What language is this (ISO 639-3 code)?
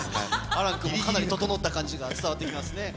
jpn